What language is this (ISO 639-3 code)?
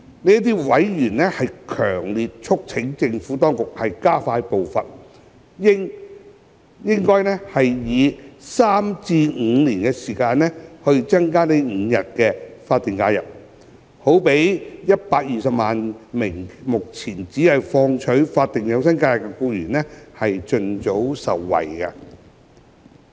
yue